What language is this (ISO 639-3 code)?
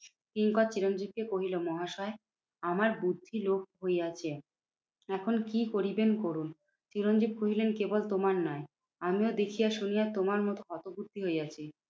ben